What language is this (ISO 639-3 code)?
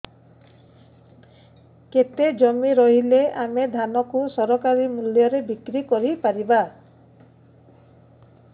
ori